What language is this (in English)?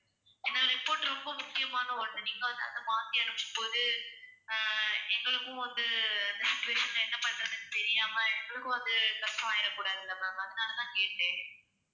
Tamil